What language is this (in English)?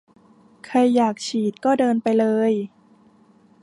Thai